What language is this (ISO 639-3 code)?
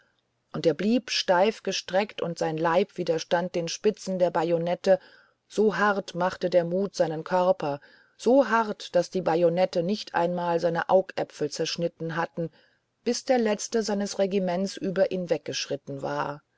deu